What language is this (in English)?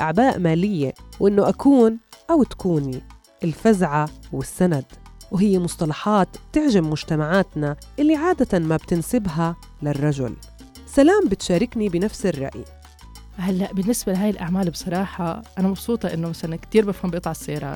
Arabic